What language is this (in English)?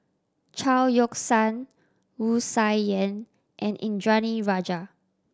English